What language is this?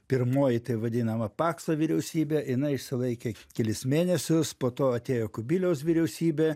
Lithuanian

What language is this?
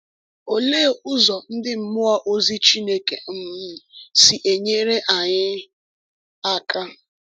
Igbo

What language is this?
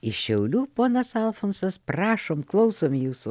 Lithuanian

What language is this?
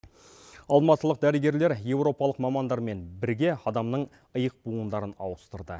Kazakh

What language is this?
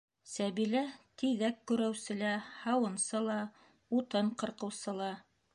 Bashkir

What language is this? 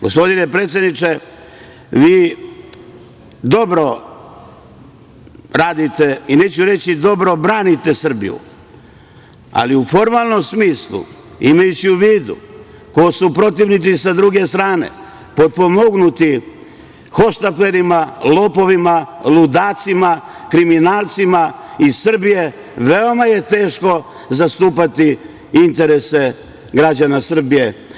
Serbian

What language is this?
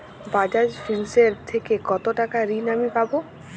Bangla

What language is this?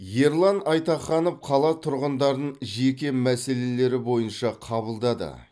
Kazakh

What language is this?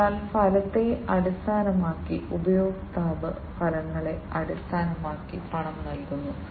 Malayalam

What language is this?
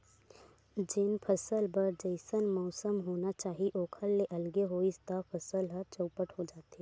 Chhattisgarhi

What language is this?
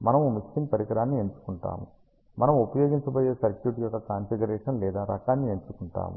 Telugu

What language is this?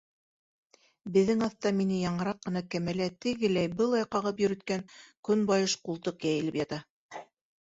Bashkir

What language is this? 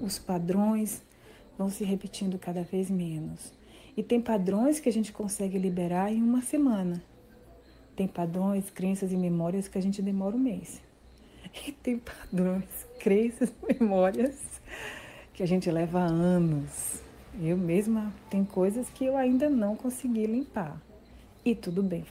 Portuguese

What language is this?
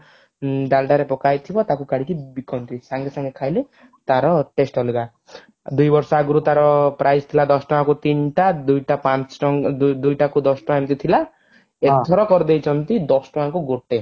Odia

